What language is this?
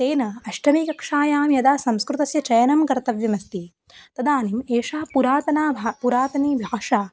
Sanskrit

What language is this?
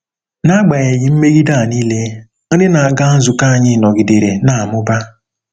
Igbo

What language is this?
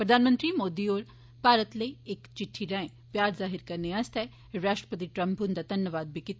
Dogri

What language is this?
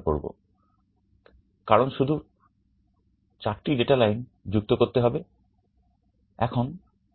Bangla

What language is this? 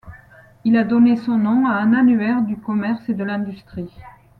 French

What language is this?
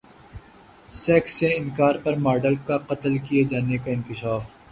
Urdu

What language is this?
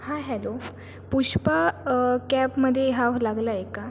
Marathi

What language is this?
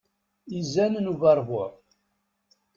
Kabyle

